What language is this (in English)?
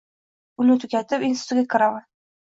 Uzbek